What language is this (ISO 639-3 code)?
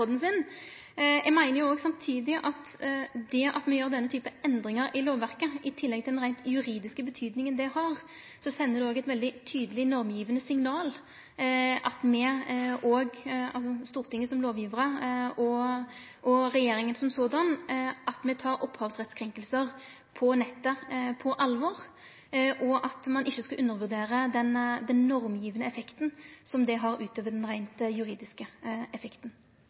nno